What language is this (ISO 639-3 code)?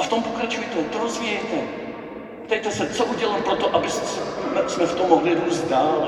ces